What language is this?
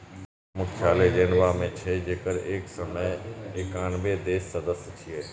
Maithili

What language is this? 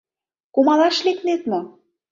Mari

